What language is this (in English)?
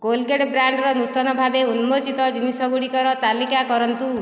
Odia